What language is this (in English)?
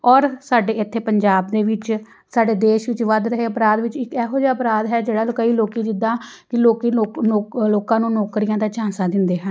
Punjabi